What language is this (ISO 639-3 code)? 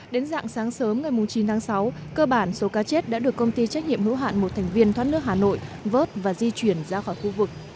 vie